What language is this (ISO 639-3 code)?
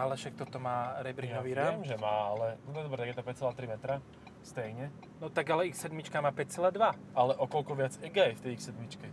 slk